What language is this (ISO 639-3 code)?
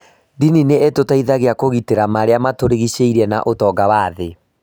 kik